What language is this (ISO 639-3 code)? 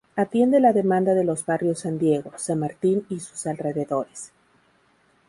spa